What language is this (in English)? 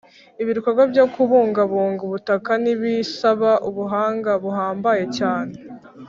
Kinyarwanda